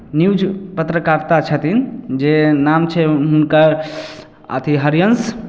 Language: Maithili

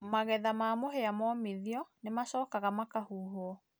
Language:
Kikuyu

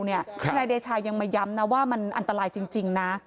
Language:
Thai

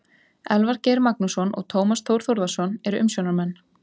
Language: Icelandic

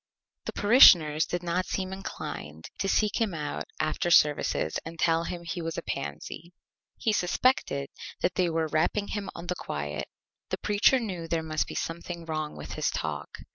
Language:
English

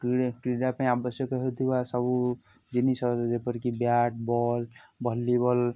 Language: Odia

